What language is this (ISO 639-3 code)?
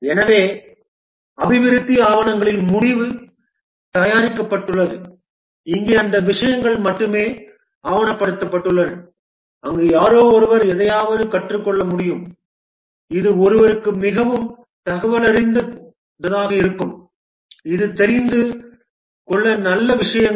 tam